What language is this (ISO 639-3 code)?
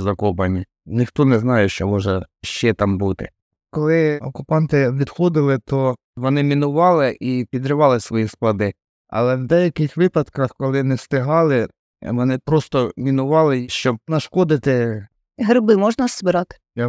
ukr